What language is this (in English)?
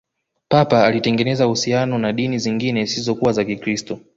Swahili